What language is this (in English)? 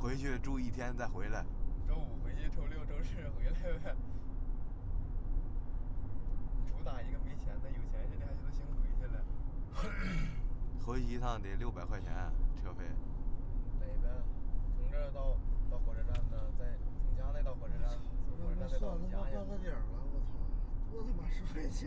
Chinese